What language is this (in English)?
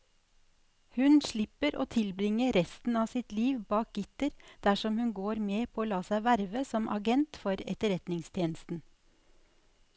Norwegian